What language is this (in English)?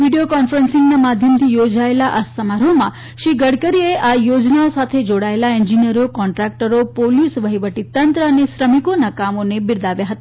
Gujarati